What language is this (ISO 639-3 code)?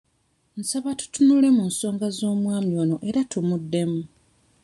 lug